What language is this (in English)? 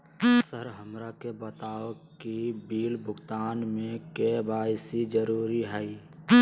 Magahi